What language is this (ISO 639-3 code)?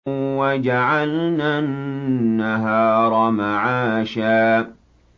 ara